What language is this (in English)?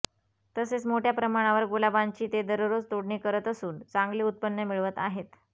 Marathi